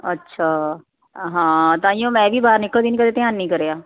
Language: Punjabi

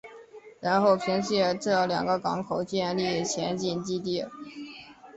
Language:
Chinese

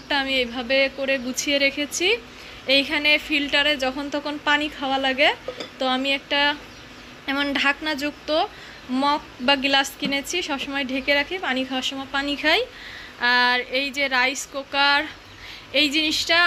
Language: English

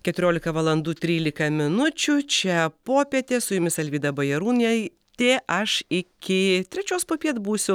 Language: Lithuanian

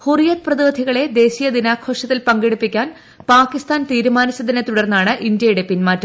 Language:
Malayalam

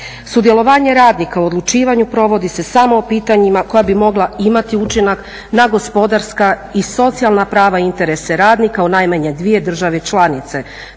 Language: Croatian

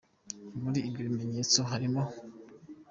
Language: Kinyarwanda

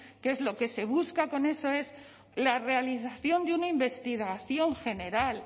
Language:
Spanish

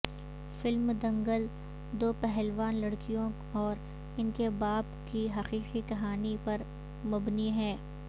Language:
Urdu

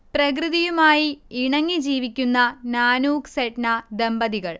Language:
Malayalam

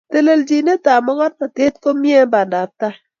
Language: Kalenjin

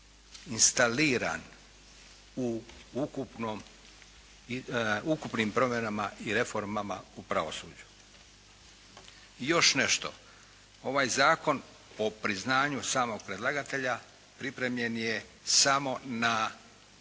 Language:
Croatian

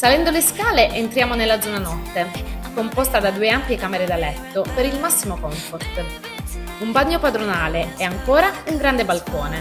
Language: Italian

